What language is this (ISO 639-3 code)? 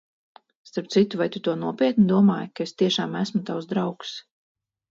lav